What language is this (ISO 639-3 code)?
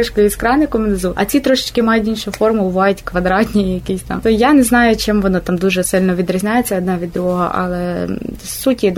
ukr